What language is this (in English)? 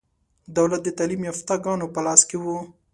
Pashto